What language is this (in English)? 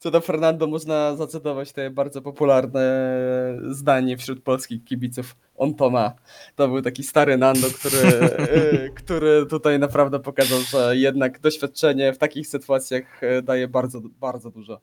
Polish